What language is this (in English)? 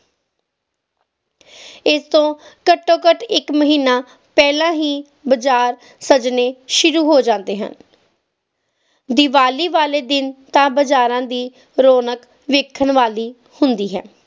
Punjabi